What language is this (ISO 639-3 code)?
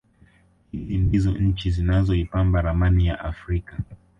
swa